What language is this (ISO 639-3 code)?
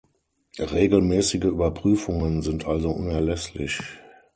deu